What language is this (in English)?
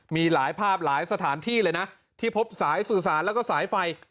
Thai